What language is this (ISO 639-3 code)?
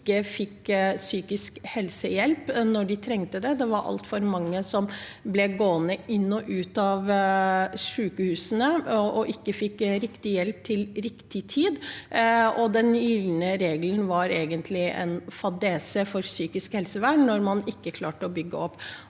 nor